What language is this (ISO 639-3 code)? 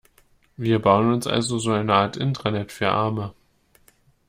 deu